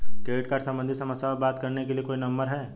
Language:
Hindi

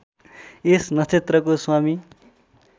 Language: Nepali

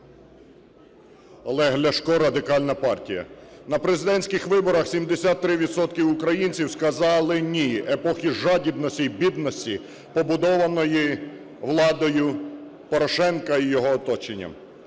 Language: Ukrainian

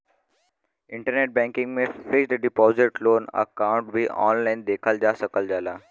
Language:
Bhojpuri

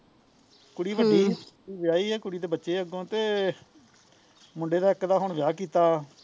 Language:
Punjabi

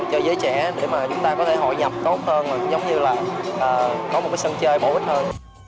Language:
Vietnamese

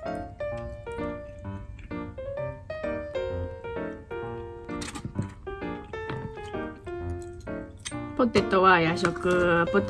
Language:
Japanese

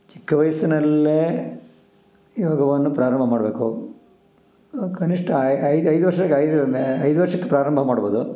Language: Kannada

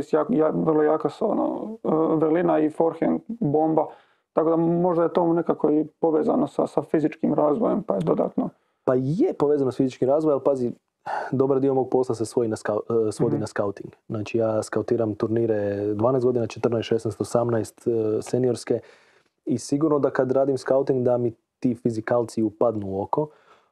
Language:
Croatian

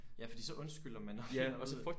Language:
Danish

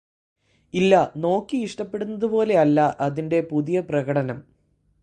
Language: Malayalam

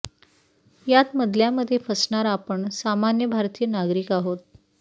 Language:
Marathi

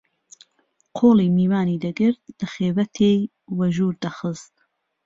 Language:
Central Kurdish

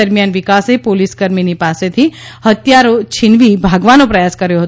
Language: Gujarati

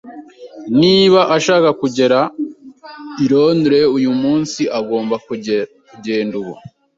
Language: Kinyarwanda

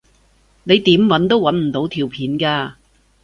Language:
Cantonese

